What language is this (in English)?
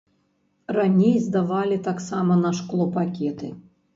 Belarusian